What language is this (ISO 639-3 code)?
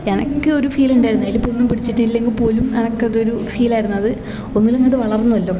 mal